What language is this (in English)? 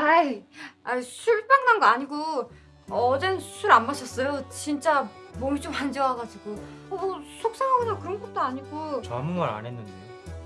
Korean